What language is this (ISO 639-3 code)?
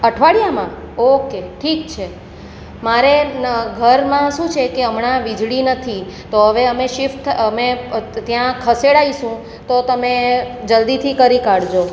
guj